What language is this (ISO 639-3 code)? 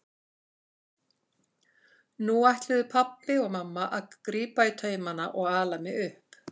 isl